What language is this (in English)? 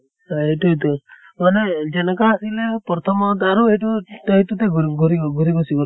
Assamese